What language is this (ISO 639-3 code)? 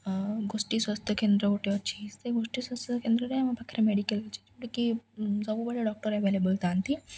ori